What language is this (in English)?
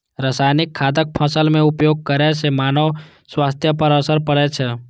Maithili